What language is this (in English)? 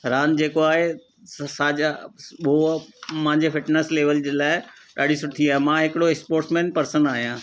Sindhi